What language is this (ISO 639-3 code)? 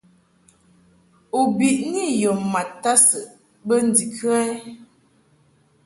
mhk